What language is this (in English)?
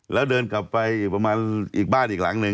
Thai